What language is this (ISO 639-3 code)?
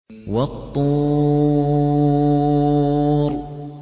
ara